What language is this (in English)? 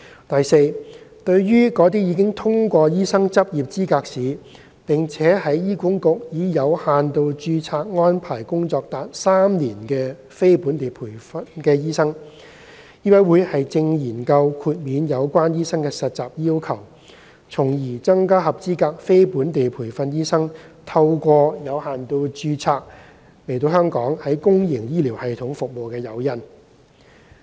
Cantonese